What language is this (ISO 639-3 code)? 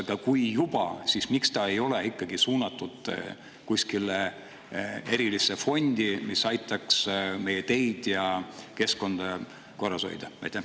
est